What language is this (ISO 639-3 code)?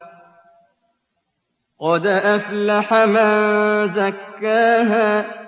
ara